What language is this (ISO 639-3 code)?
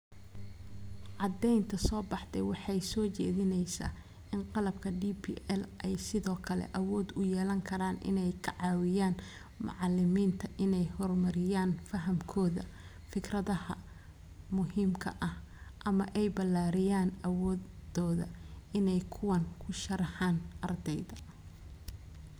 som